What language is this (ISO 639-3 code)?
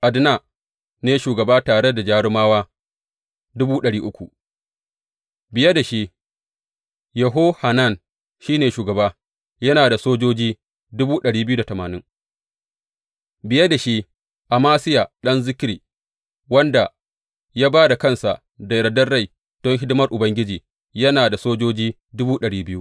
hau